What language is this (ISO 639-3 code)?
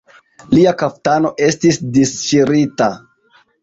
epo